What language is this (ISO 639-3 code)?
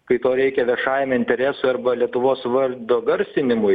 lit